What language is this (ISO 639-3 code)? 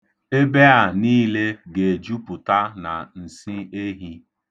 ibo